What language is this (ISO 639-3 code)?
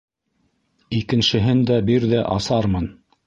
bak